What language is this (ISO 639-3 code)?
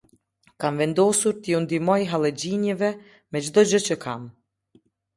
sqi